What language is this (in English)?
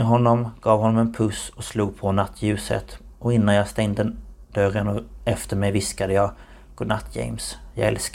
Swedish